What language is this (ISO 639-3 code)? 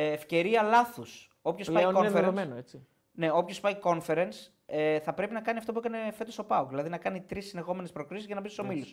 ell